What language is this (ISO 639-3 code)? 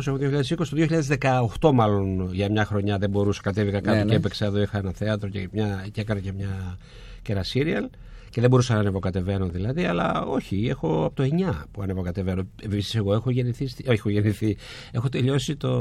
ell